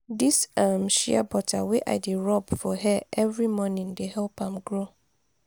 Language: Nigerian Pidgin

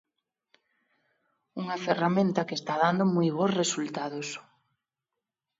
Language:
Galician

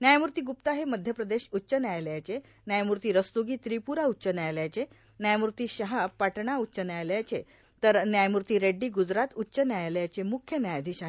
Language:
Marathi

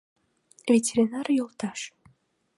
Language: Mari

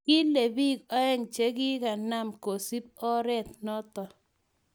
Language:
Kalenjin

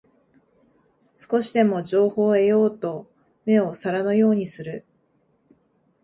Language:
Japanese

